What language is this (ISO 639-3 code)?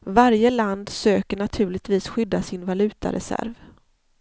swe